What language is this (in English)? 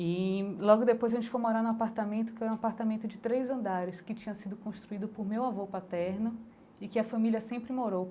Portuguese